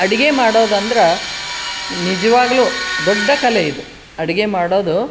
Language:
Kannada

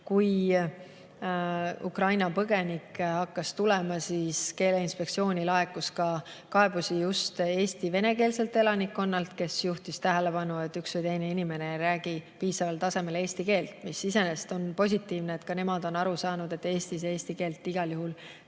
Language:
Estonian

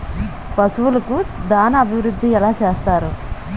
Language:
Telugu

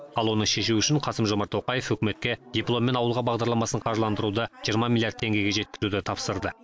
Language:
Kazakh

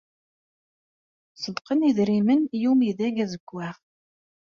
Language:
Kabyle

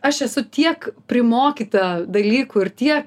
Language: Lithuanian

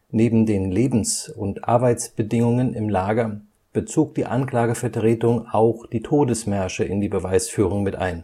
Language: German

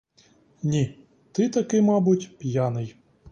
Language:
Ukrainian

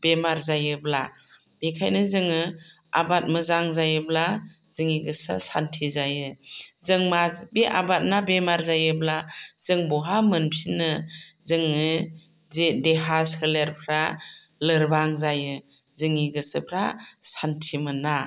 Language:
Bodo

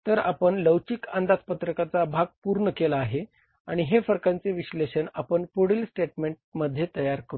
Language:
Marathi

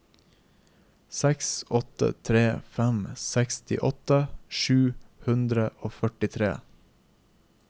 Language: Norwegian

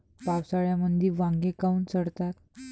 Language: Marathi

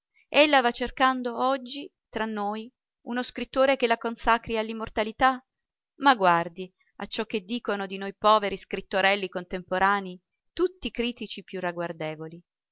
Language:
Italian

